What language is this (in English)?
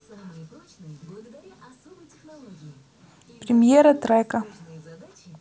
Russian